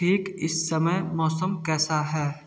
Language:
Hindi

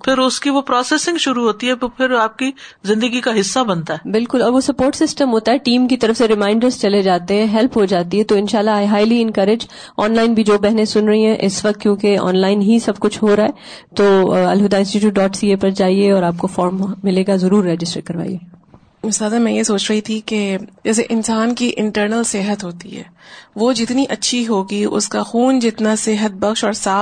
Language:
Urdu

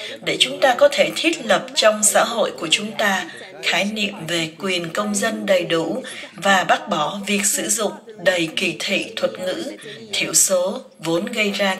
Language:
Vietnamese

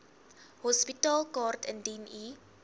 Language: Afrikaans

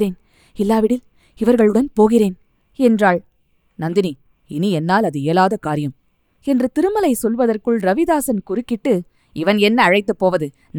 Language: Tamil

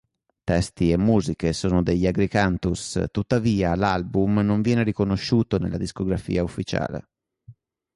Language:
Italian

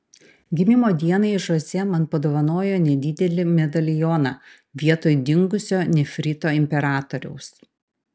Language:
Lithuanian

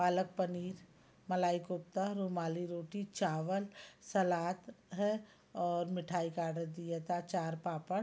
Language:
Hindi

